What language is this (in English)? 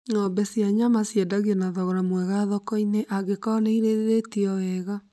Kikuyu